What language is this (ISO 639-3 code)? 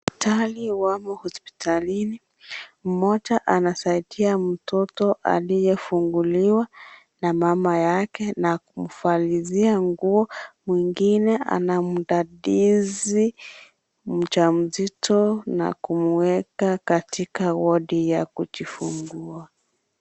swa